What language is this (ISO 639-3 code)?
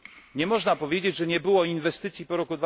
pol